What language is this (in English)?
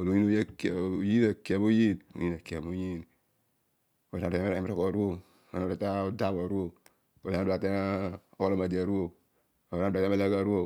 Odual